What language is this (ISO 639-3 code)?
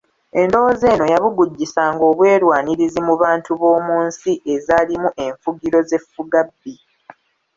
lug